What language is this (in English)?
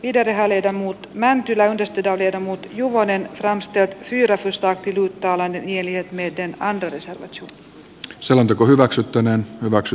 Finnish